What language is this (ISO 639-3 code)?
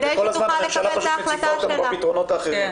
heb